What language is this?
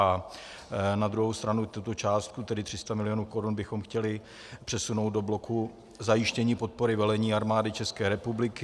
Czech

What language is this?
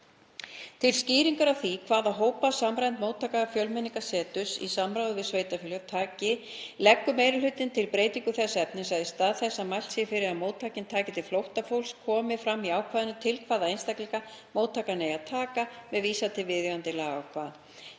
Icelandic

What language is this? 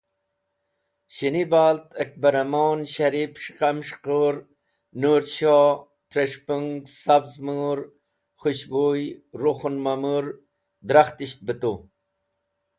Wakhi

